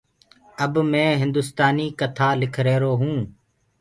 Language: Gurgula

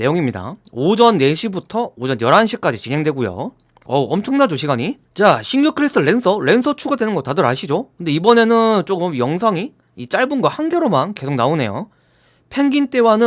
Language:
Korean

